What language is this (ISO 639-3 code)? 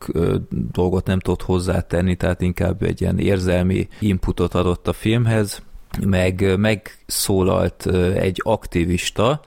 hun